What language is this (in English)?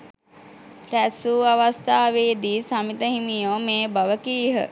Sinhala